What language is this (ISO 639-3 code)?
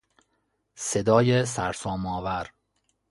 fas